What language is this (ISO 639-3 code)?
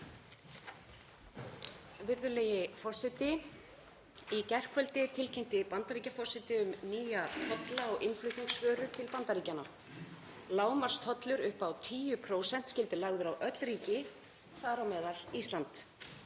isl